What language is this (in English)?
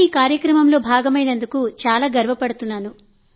Telugu